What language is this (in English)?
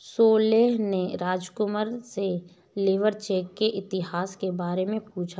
Hindi